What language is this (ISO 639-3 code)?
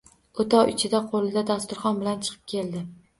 uzb